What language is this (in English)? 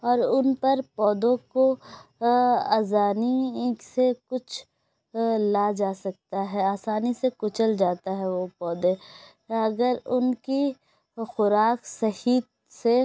Urdu